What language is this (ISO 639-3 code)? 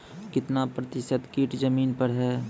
mai